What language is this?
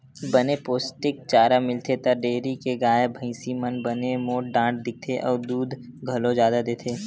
Chhattisgarhi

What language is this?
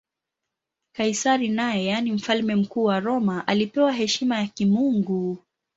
Swahili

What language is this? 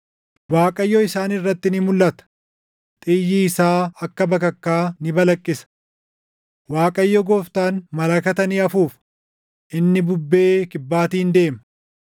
Oromo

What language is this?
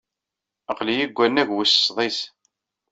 Kabyle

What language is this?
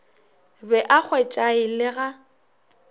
Northern Sotho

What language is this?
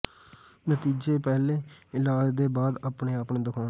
Punjabi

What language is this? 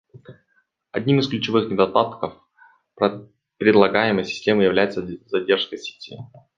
Russian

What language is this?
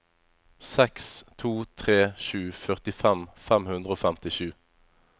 Norwegian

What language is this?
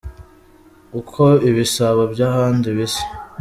Kinyarwanda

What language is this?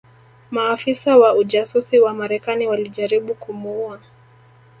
Swahili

